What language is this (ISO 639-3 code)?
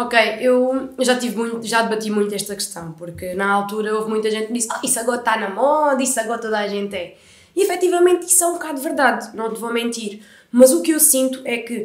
por